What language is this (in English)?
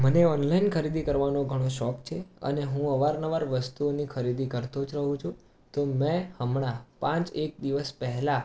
Gujarati